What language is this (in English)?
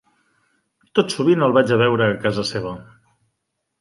Catalan